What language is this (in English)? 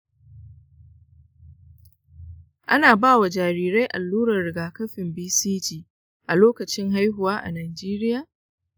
Hausa